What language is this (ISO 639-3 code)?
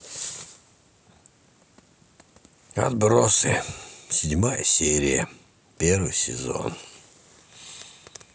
rus